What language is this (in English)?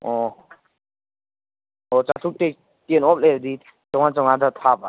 Manipuri